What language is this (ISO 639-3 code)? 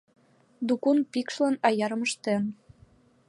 chm